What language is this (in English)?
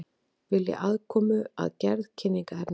Icelandic